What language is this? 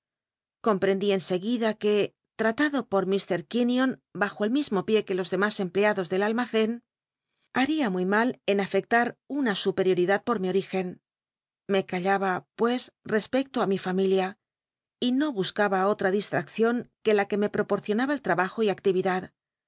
Spanish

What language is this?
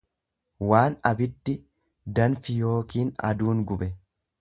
Oromo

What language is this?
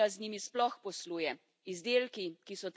Slovenian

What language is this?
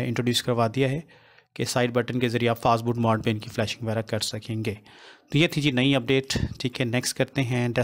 Hindi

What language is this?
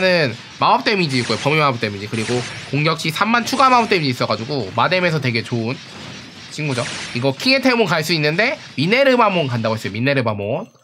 Korean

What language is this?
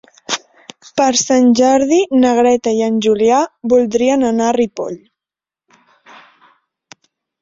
Catalan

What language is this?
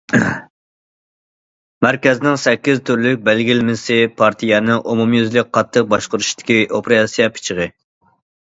Uyghur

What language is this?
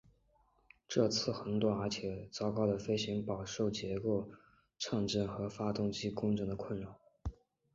Chinese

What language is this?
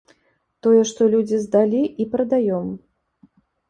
Belarusian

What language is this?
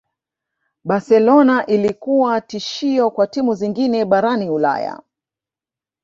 Swahili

